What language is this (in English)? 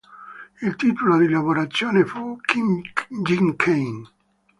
Italian